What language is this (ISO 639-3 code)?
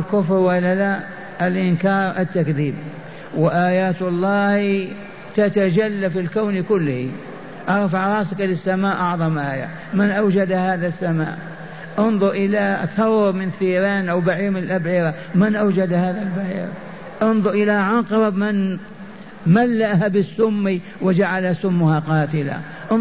ara